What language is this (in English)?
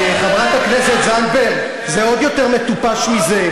Hebrew